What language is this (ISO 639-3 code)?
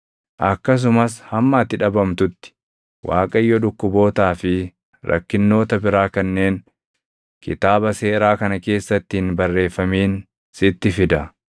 orm